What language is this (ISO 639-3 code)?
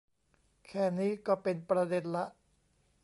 tha